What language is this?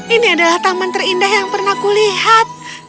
Indonesian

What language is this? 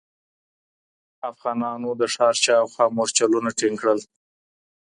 Pashto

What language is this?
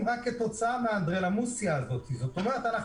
Hebrew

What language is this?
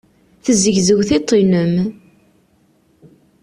Kabyle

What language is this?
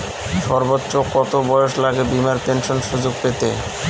Bangla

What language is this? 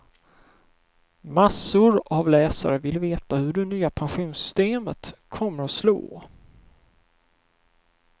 Swedish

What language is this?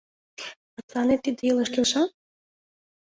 Mari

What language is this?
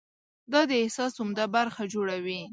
Pashto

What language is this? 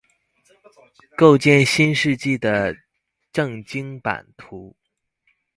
Chinese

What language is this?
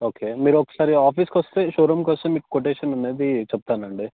Telugu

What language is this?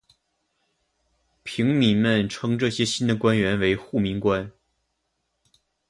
Chinese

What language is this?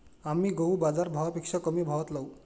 Marathi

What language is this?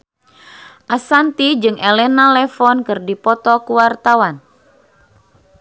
Sundanese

